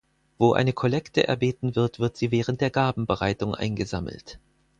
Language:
German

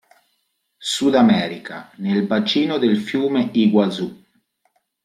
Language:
Italian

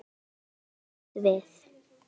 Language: Icelandic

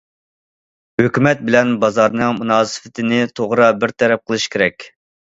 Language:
Uyghur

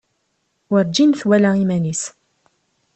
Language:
Kabyle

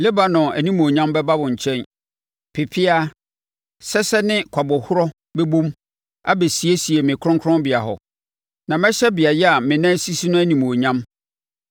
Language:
Akan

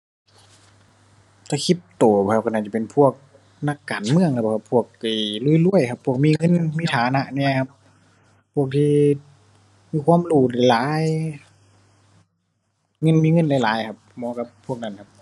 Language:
Thai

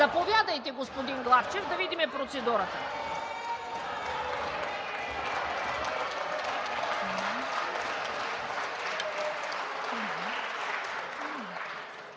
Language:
Bulgarian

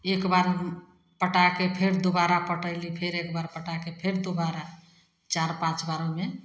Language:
Maithili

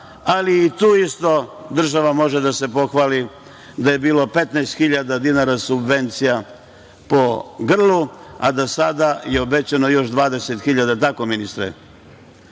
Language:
Serbian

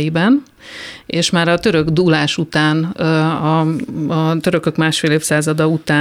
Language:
Hungarian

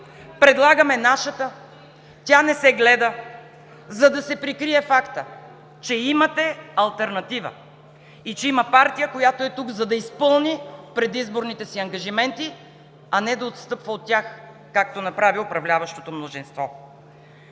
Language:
Bulgarian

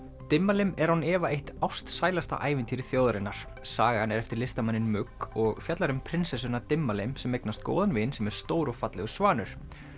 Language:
Icelandic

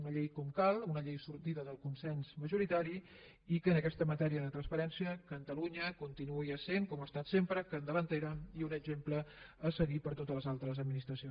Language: Catalan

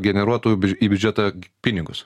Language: Lithuanian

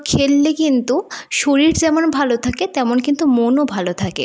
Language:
Bangla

